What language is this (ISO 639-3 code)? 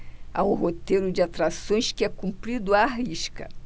por